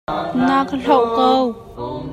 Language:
Hakha Chin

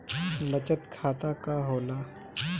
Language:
Bhojpuri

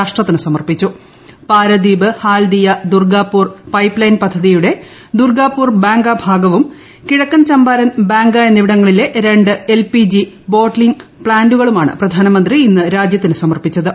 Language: Malayalam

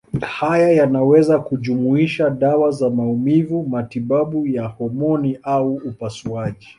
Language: Swahili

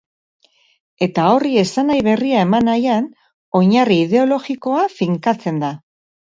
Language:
Basque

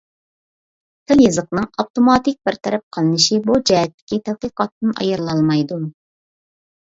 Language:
Uyghur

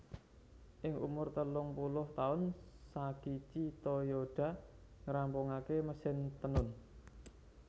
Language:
Javanese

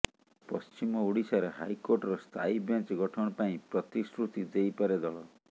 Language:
Odia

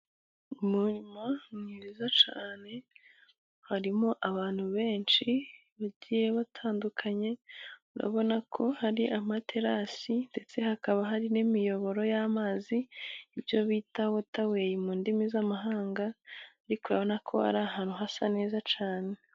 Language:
Kinyarwanda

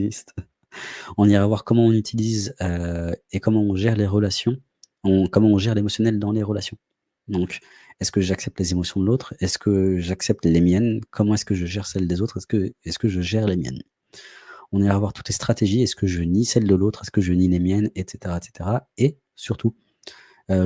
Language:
French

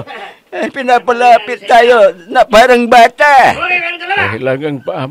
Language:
Filipino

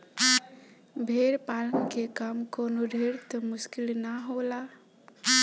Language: Bhojpuri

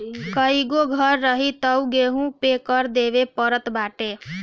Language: Bhojpuri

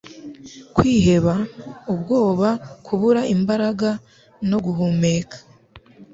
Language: Kinyarwanda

